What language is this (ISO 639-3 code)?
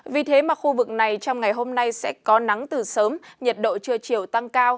vie